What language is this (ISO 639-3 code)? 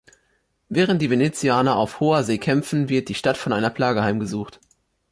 deu